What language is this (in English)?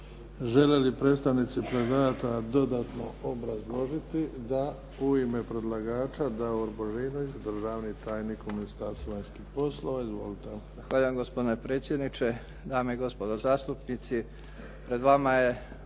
Croatian